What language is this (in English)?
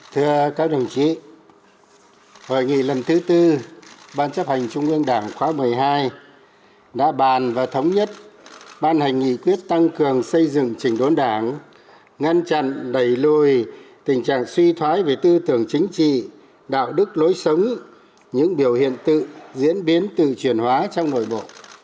Vietnamese